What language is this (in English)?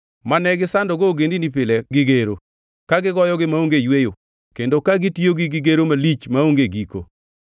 Luo (Kenya and Tanzania)